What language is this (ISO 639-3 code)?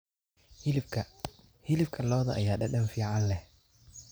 som